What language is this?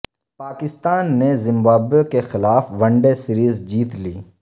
Urdu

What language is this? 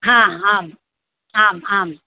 Sanskrit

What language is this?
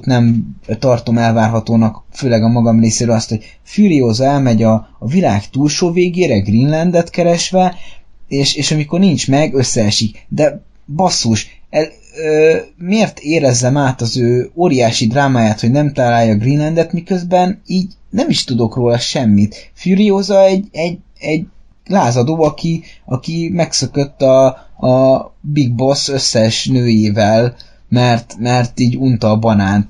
Hungarian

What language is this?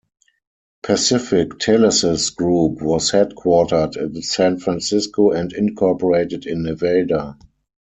English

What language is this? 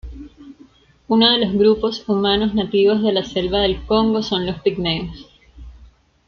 Spanish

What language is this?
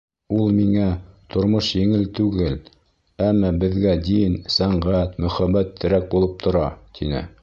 Bashkir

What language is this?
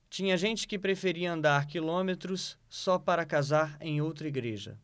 Portuguese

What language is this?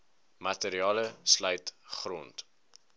Afrikaans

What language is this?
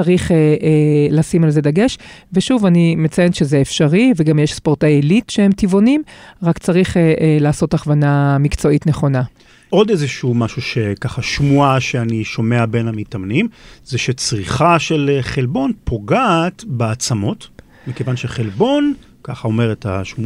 Hebrew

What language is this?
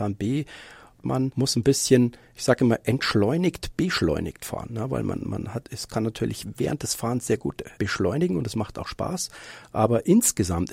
German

